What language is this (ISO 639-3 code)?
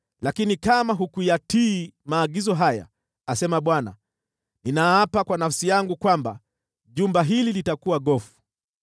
swa